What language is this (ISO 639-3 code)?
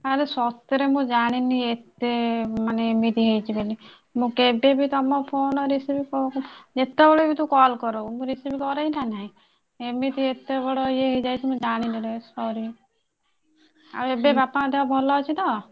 ori